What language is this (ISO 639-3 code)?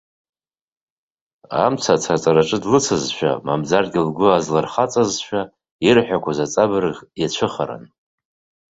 abk